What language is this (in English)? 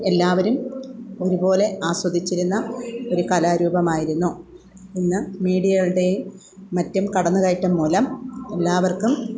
Malayalam